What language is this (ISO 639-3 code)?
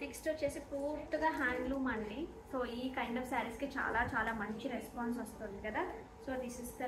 tel